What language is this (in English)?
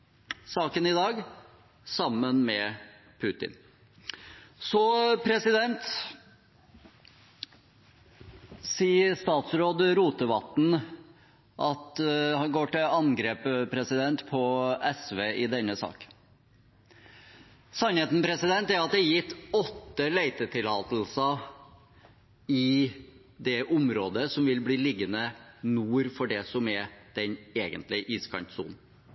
Norwegian Bokmål